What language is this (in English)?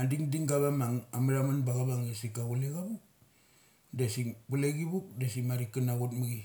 Mali